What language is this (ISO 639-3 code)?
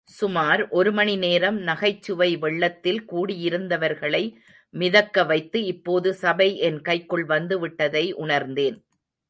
tam